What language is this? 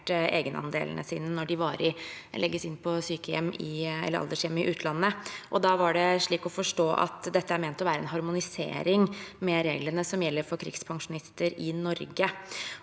Norwegian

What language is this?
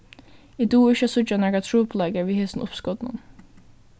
Faroese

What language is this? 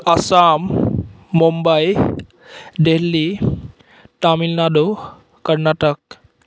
Assamese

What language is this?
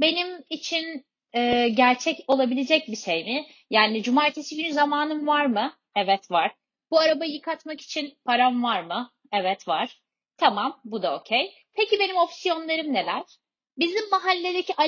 Turkish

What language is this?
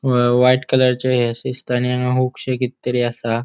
Konkani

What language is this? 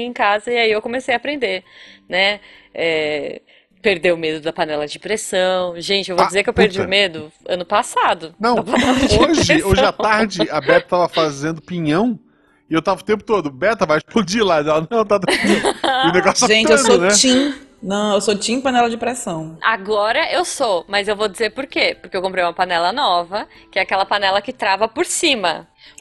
Portuguese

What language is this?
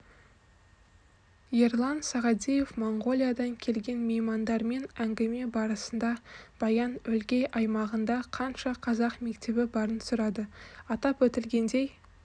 Kazakh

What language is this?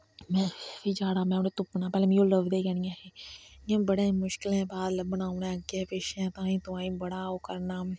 Dogri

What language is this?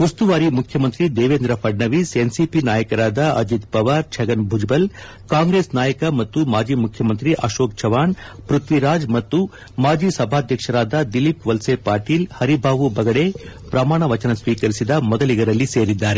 Kannada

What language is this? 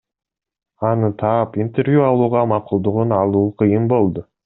Kyrgyz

